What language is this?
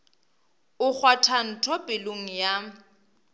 Northern Sotho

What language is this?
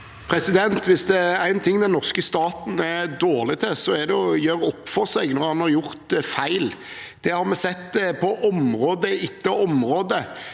Norwegian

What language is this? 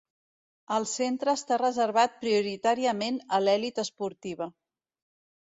Catalan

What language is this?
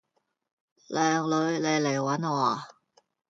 Cantonese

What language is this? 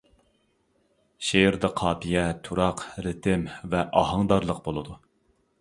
Uyghur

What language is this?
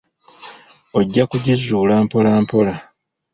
Ganda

